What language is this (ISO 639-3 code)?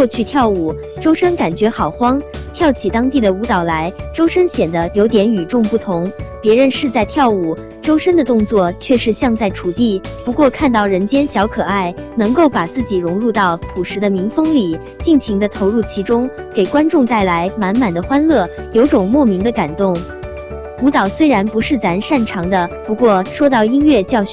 zho